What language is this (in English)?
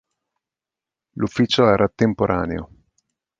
Italian